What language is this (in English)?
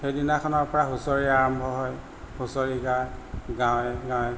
Assamese